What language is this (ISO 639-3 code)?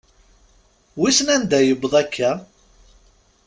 kab